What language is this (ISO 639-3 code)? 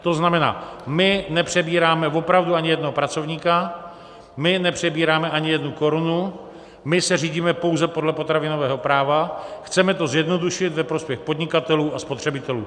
ces